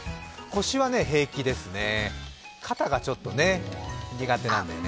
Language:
Japanese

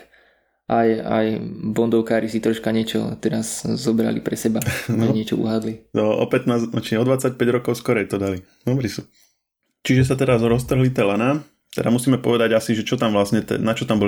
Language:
Slovak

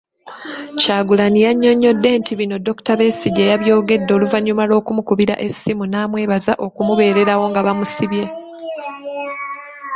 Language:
Ganda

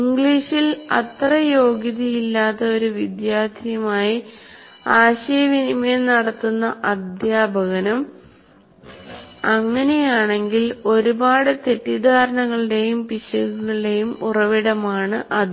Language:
Malayalam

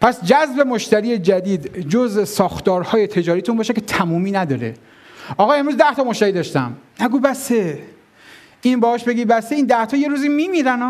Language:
Persian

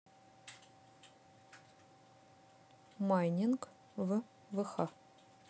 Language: Russian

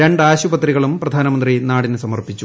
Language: Malayalam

